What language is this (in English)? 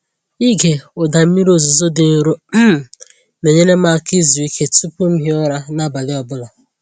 Igbo